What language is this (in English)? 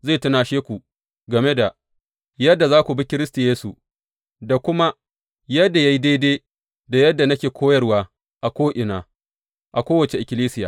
Hausa